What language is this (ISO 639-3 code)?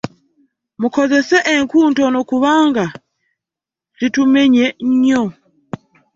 lug